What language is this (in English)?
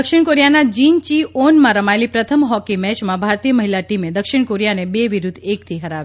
Gujarati